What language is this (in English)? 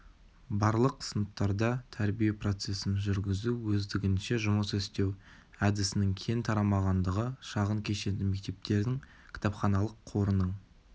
Kazakh